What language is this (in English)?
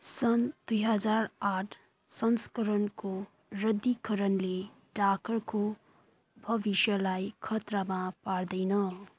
Nepali